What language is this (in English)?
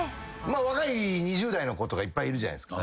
Japanese